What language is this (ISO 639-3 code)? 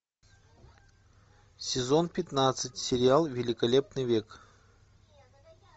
rus